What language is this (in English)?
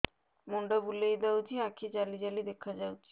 Odia